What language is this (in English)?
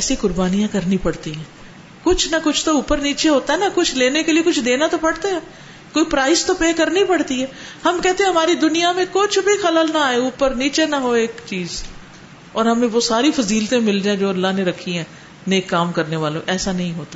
Urdu